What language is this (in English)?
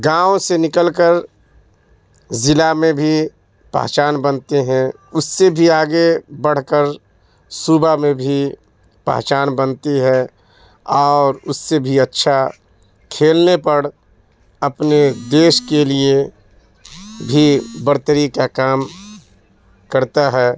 Urdu